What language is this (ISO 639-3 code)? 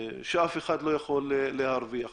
heb